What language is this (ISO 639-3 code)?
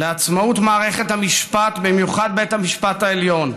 heb